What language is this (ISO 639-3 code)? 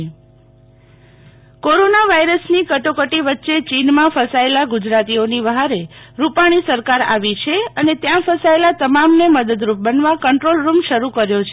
guj